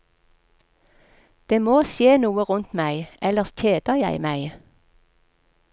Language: Norwegian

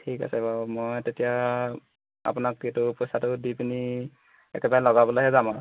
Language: Assamese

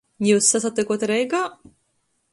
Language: Latgalian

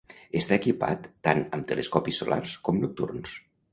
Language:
Catalan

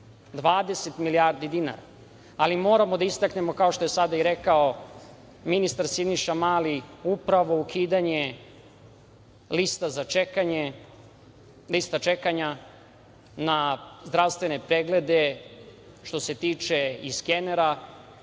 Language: Serbian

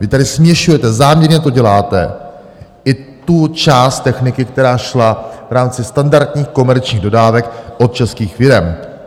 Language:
Czech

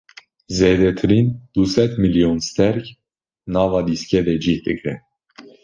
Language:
Kurdish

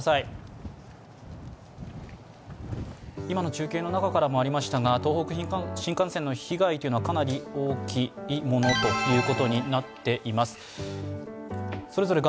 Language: Japanese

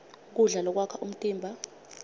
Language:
Swati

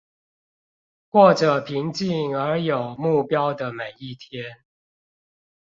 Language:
Chinese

